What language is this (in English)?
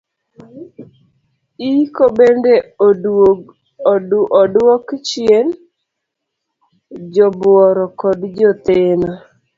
Luo (Kenya and Tanzania)